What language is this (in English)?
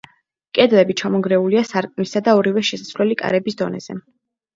Georgian